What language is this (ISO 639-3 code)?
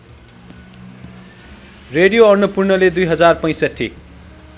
nep